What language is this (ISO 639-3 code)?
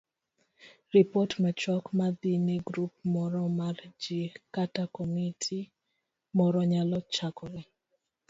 luo